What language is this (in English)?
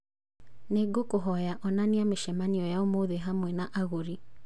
Kikuyu